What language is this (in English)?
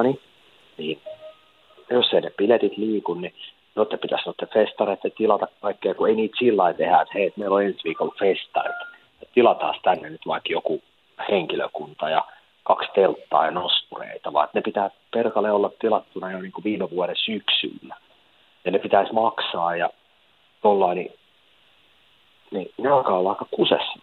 Finnish